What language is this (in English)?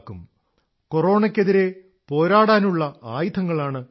Malayalam